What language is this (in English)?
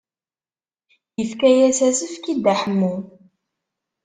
Kabyle